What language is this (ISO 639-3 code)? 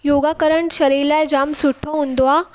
snd